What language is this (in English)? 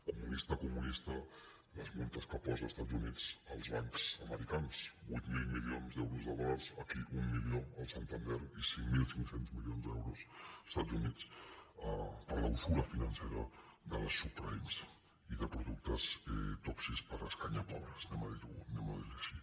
Catalan